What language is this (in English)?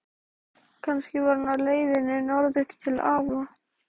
Icelandic